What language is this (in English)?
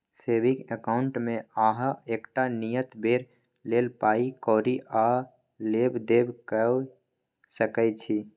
Maithili